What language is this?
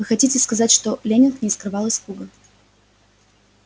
Russian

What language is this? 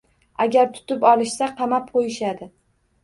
Uzbek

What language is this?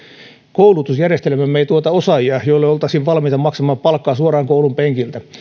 Finnish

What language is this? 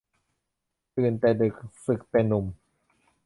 Thai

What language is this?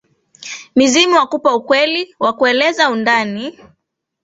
Swahili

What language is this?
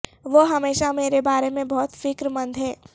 Urdu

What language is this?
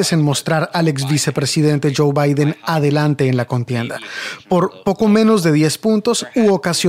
Spanish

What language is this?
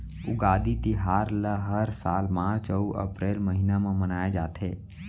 Chhattisgarhi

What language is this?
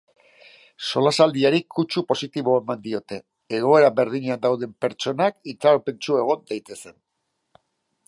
Basque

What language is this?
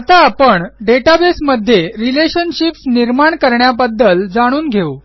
Marathi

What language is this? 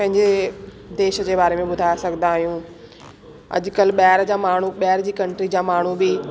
Sindhi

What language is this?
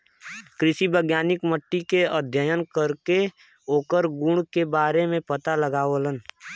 Bhojpuri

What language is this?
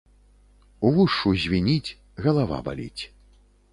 Belarusian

